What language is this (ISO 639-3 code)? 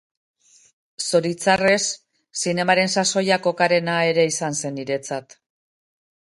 eus